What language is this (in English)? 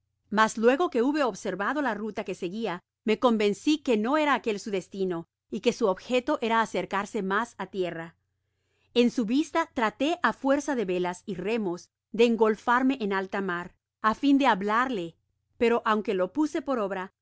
Spanish